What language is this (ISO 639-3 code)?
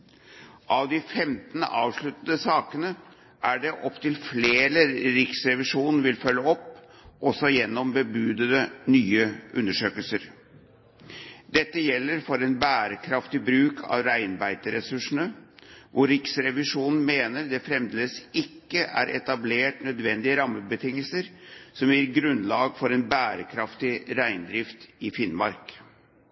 nob